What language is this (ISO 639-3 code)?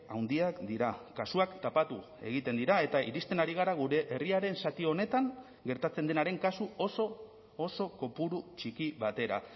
eus